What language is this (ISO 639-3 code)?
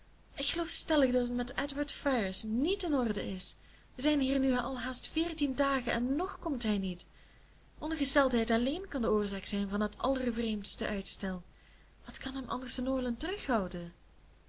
nld